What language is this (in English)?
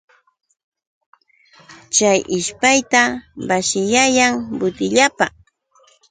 Yauyos Quechua